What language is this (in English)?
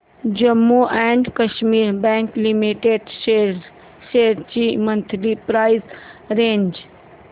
Marathi